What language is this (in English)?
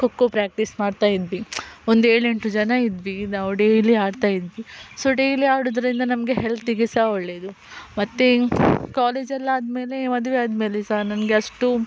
Kannada